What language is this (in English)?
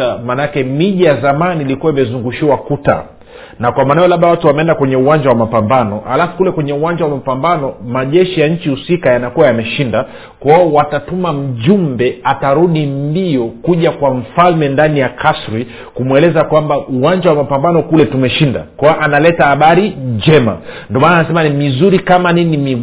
Swahili